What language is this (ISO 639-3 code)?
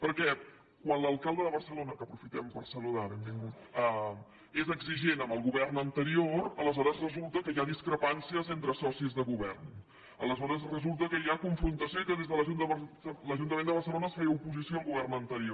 cat